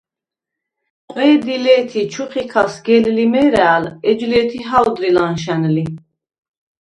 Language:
Svan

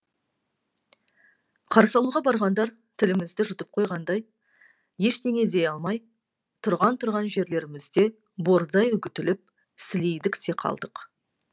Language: Kazakh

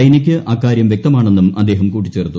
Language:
Malayalam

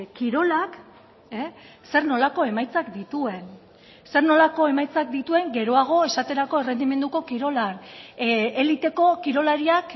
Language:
Basque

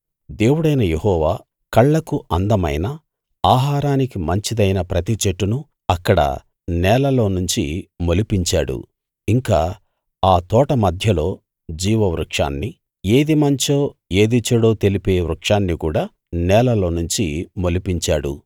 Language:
Telugu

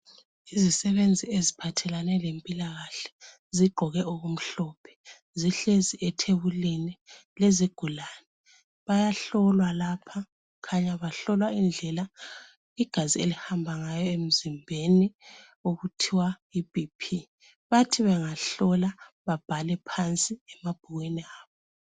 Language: North Ndebele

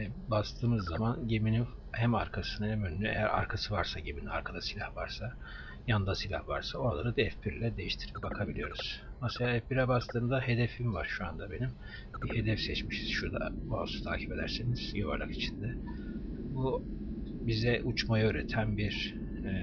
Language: Turkish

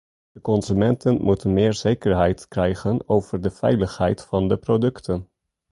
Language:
Dutch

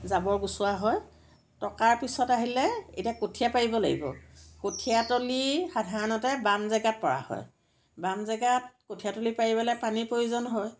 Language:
Assamese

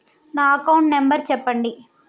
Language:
Telugu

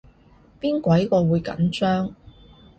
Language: Cantonese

